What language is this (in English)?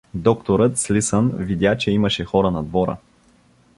Bulgarian